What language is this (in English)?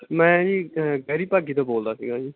Punjabi